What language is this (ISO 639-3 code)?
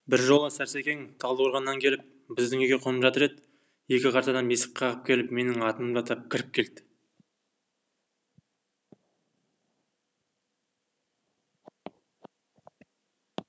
kaz